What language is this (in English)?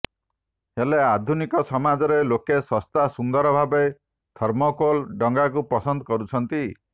Odia